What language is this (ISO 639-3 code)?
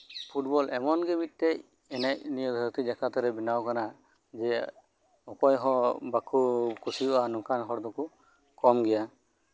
sat